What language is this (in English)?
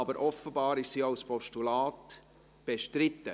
Swiss German